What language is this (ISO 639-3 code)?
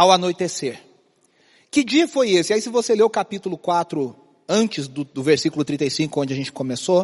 por